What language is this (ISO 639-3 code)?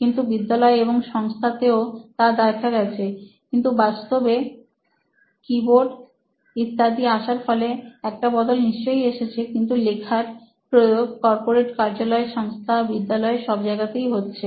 ben